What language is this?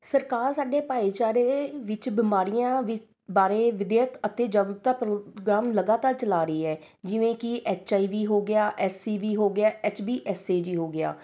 Punjabi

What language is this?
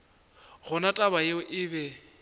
Northern Sotho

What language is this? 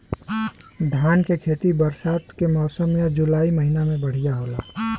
Bhojpuri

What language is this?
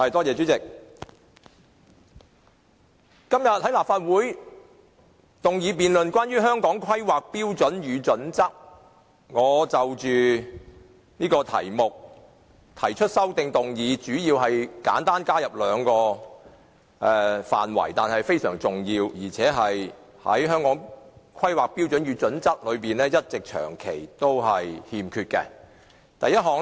Cantonese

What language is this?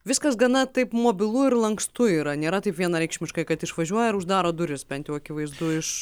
Lithuanian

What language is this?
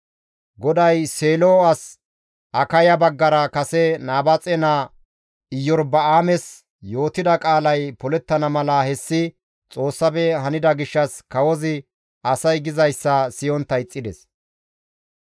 Gamo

